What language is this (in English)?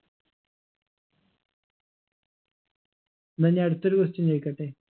Malayalam